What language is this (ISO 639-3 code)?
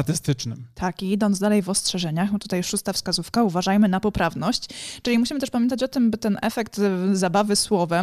pol